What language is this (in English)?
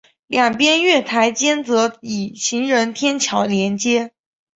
Chinese